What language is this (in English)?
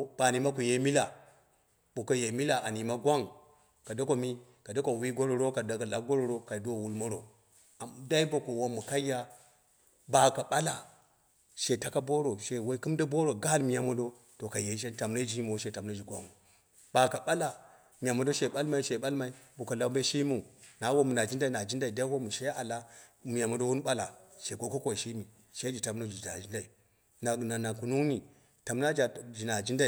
Dera (Nigeria)